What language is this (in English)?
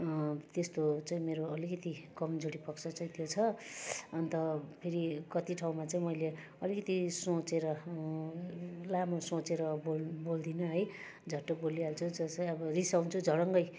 Nepali